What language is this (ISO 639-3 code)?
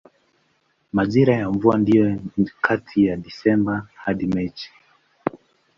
swa